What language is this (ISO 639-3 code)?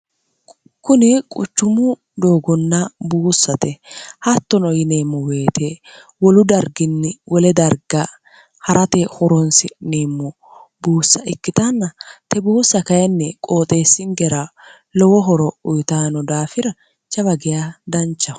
sid